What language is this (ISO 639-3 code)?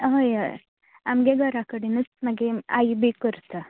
kok